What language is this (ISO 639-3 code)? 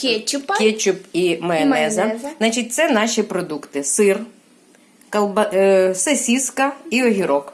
ukr